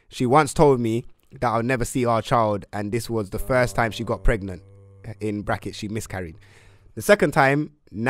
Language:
English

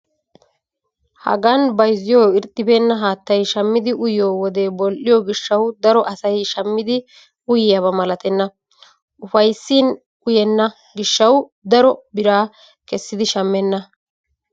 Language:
Wolaytta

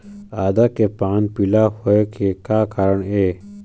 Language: Chhattisgarhi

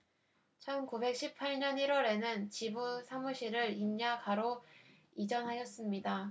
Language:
Korean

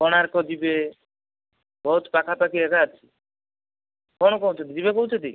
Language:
Odia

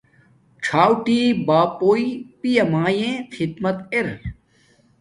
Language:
Domaaki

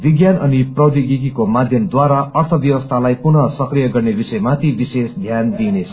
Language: Nepali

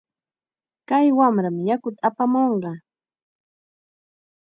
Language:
Chiquián Ancash Quechua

